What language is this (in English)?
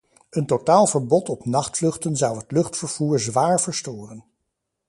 Dutch